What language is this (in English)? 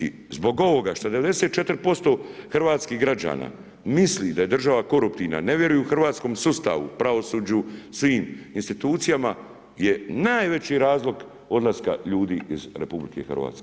Croatian